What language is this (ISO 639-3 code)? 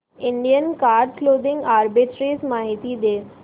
mar